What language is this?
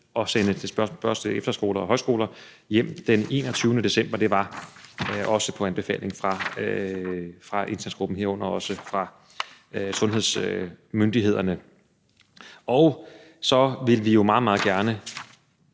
Danish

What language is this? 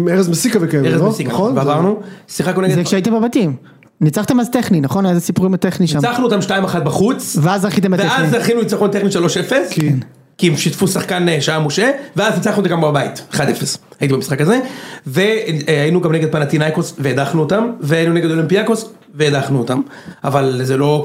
Hebrew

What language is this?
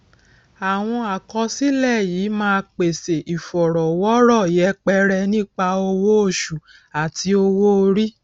Yoruba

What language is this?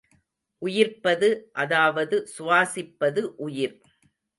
Tamil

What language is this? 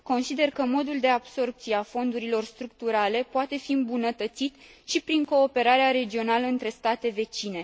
Romanian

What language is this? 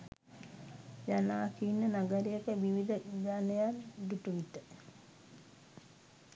Sinhala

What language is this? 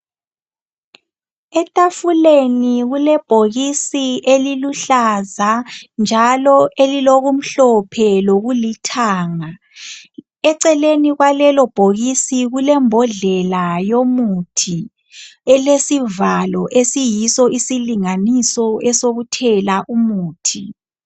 North Ndebele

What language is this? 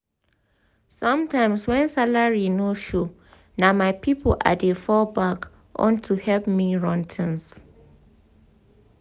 Nigerian Pidgin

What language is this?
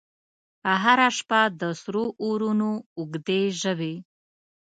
Pashto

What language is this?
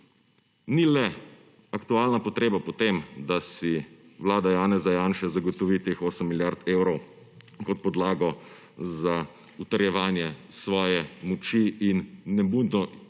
Slovenian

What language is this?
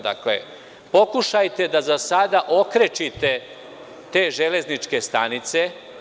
Serbian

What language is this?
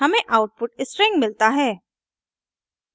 Hindi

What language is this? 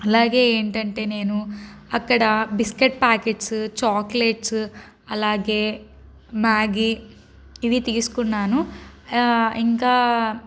Telugu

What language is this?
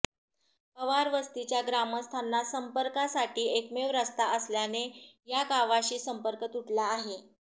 Marathi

